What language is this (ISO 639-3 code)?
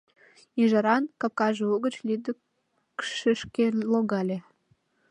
chm